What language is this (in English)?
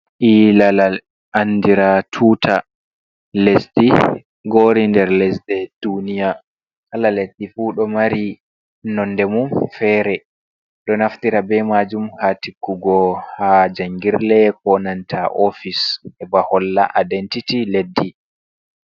Fula